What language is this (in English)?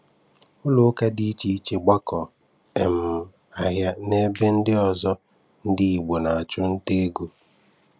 Igbo